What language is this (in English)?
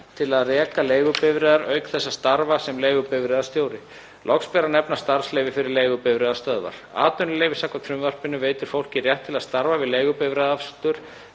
Icelandic